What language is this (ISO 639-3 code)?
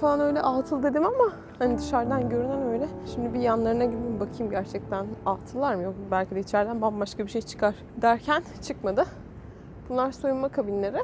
tur